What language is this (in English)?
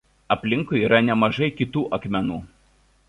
Lithuanian